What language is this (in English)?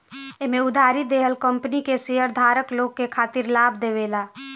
Bhojpuri